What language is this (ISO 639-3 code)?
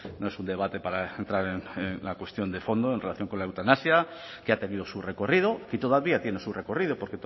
spa